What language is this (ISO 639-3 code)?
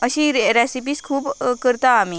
kok